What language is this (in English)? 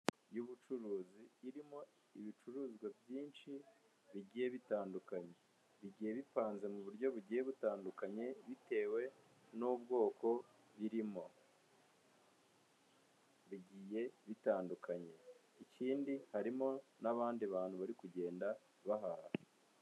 Kinyarwanda